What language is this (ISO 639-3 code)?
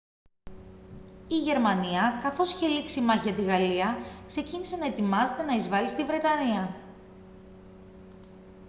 ell